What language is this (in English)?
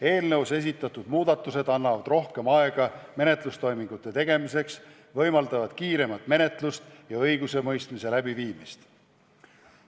Estonian